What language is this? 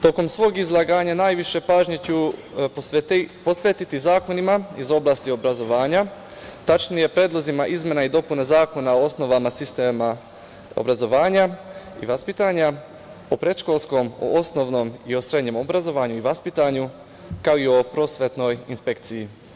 Serbian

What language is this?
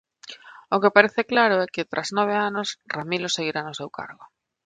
Galician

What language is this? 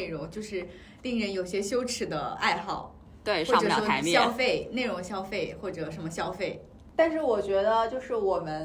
Chinese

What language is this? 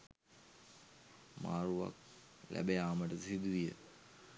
Sinhala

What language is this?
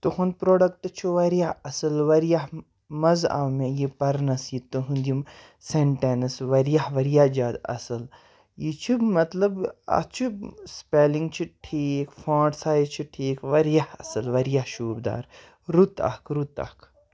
Kashmiri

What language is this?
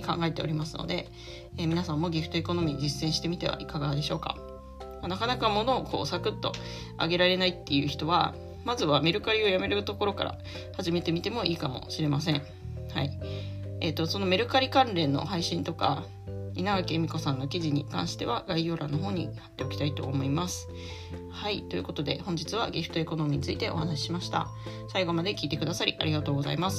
Japanese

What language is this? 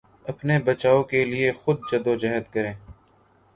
Urdu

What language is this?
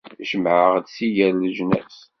Kabyle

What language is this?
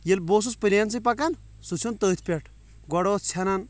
Kashmiri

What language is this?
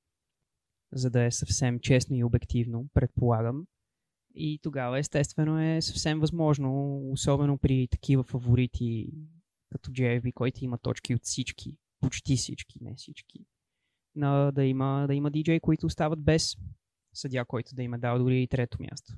Bulgarian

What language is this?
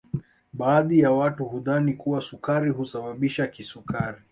Swahili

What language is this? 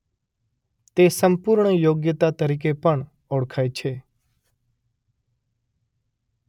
Gujarati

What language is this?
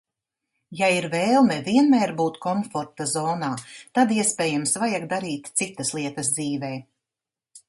Latvian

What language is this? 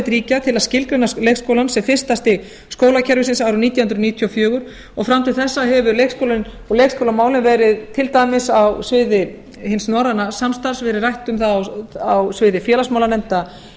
Icelandic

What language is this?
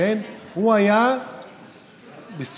Hebrew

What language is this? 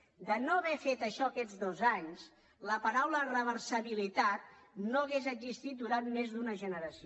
Catalan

